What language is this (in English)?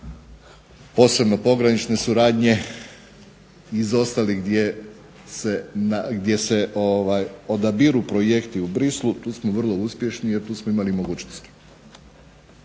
Croatian